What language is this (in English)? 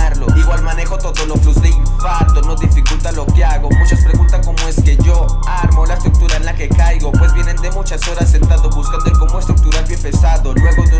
Spanish